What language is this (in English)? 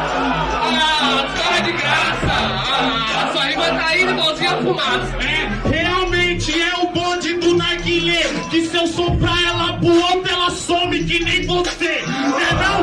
Portuguese